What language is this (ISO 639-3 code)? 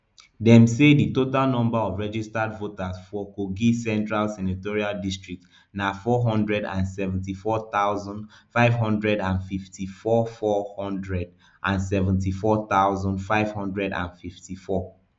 pcm